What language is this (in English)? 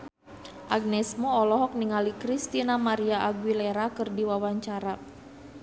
Sundanese